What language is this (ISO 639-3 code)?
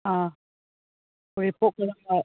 mni